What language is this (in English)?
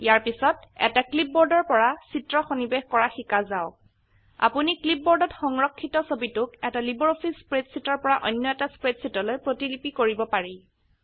Assamese